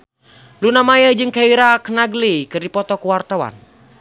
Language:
Sundanese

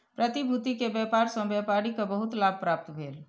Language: Maithili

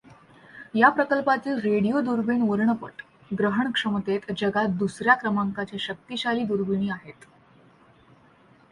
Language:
Marathi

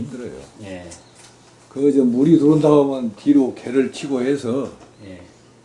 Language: Korean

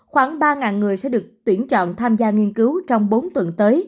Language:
Vietnamese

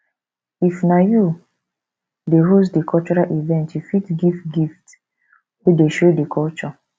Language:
Nigerian Pidgin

